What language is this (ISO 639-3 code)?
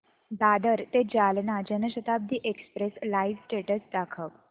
mar